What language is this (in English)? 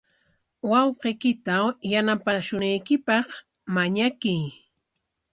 Corongo Ancash Quechua